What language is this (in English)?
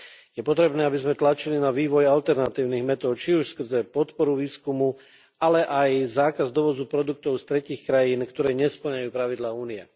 Slovak